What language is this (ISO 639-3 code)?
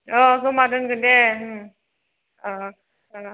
brx